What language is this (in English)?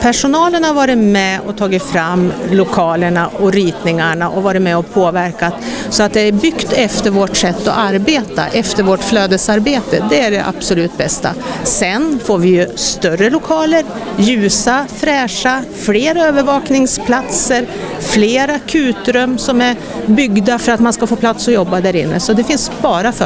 Swedish